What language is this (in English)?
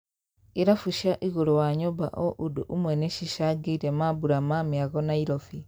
Kikuyu